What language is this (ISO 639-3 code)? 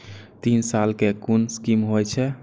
mai